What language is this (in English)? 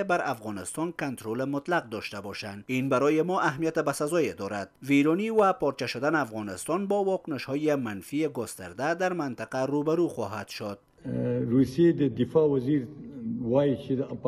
Persian